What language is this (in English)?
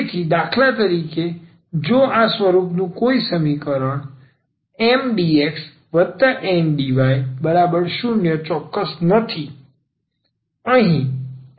Gujarati